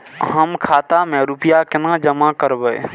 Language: Maithili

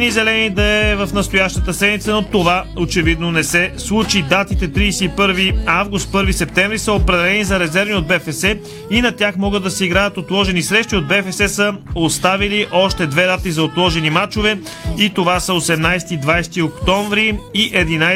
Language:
Bulgarian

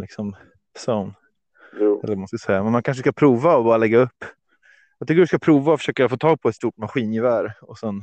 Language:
Swedish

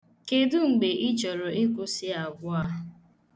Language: Igbo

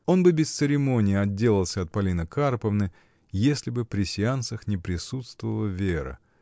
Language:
Russian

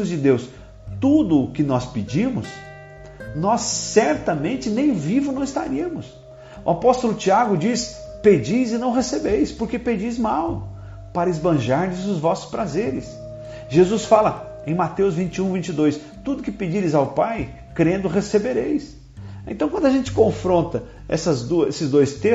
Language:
Portuguese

